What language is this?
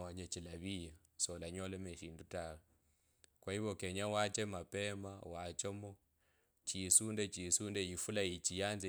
Kabras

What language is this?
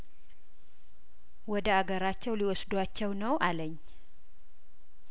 Amharic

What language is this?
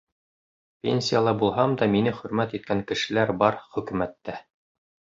Bashkir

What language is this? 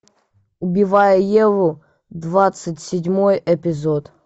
Russian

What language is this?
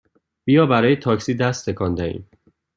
Persian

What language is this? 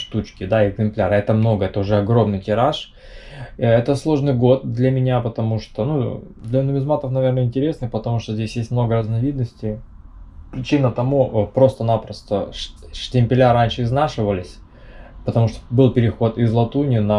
Russian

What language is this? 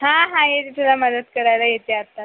Marathi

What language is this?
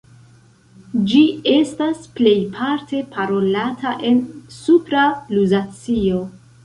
Esperanto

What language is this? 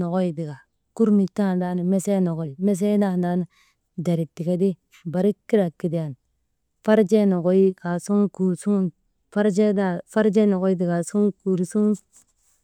Maba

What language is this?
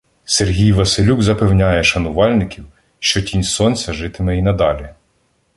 Ukrainian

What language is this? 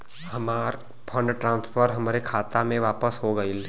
Bhojpuri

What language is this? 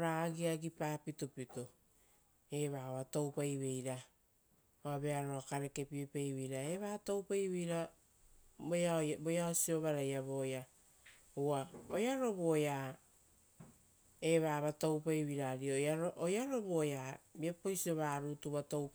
Rotokas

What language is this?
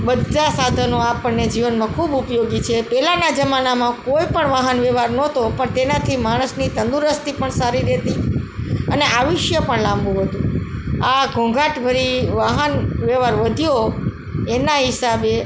Gujarati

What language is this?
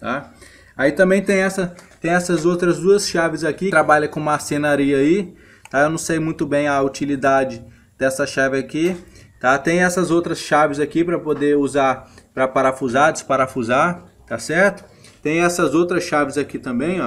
Portuguese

